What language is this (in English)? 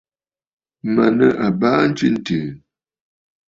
Bafut